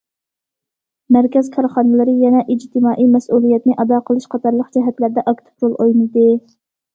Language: Uyghur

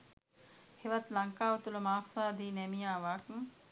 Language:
Sinhala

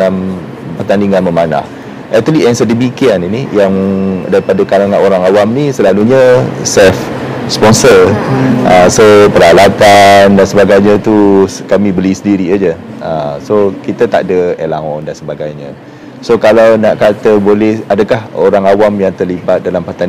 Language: Malay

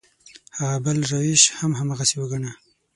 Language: Pashto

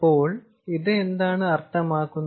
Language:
Malayalam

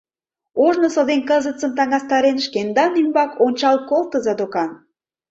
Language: Mari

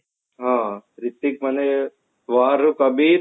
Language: Odia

